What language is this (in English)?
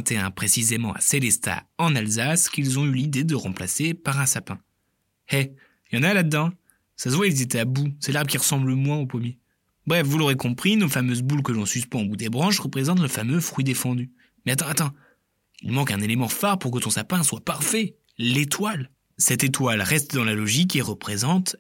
French